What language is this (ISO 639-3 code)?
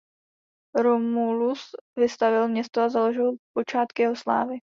ces